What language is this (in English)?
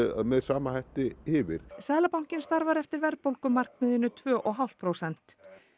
Icelandic